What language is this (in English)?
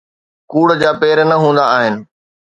Sindhi